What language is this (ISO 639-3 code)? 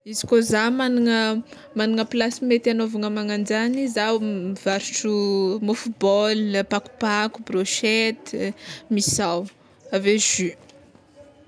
xmw